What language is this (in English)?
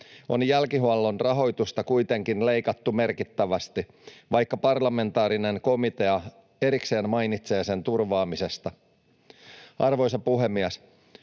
Finnish